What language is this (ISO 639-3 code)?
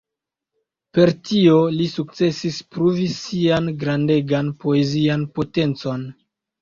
epo